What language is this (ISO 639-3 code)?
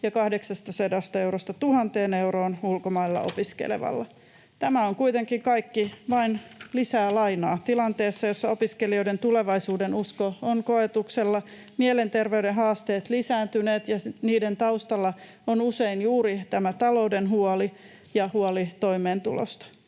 fin